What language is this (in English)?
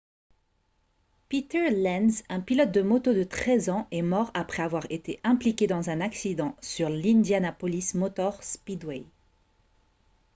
French